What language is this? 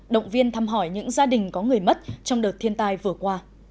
Vietnamese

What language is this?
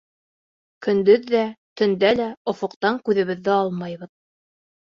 Bashkir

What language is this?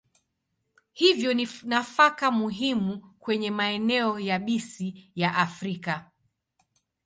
Swahili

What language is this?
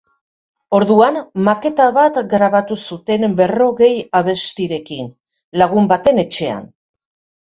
Basque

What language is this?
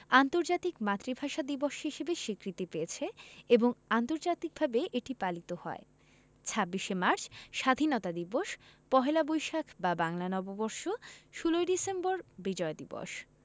Bangla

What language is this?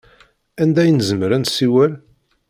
Kabyle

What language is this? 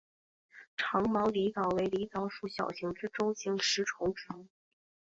Chinese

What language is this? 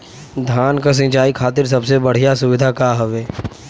Bhojpuri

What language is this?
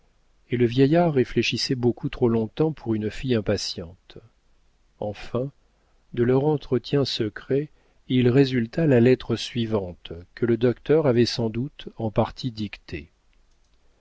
French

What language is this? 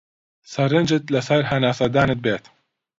Central Kurdish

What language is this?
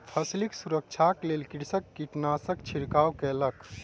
Maithili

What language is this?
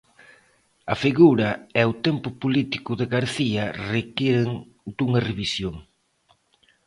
Galician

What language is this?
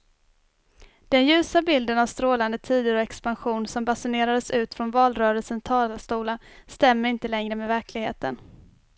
Swedish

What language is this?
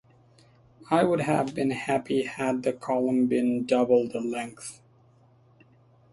English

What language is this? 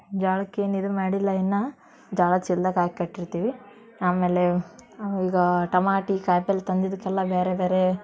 Kannada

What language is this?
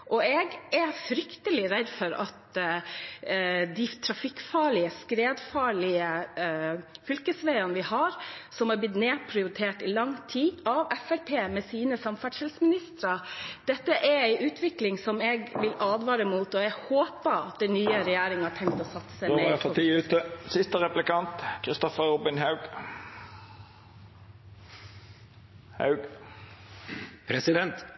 Norwegian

